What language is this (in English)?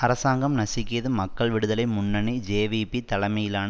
Tamil